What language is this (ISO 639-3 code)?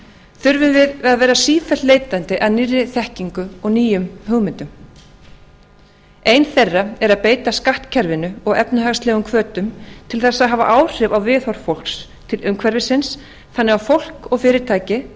isl